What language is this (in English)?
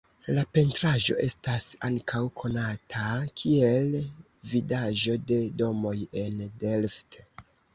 Esperanto